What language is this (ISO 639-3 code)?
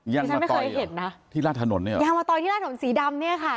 tha